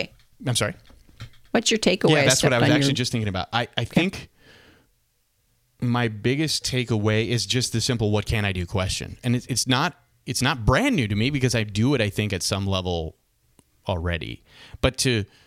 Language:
English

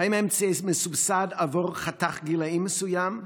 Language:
Hebrew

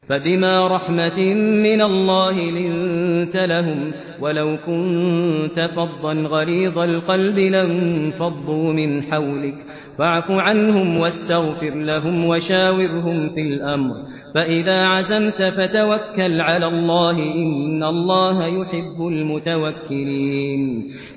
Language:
Arabic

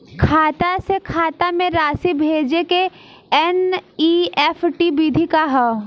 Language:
Bhojpuri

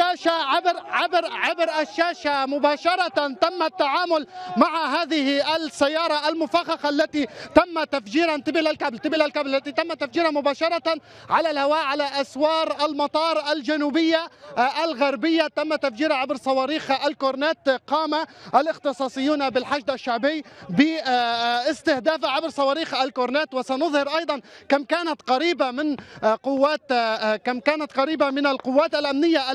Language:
Arabic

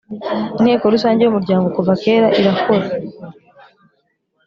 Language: Kinyarwanda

